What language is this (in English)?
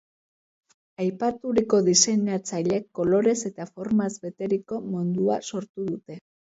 Basque